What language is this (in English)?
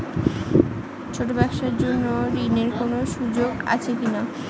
Bangla